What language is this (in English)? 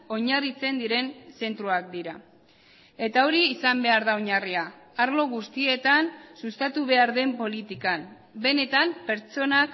Basque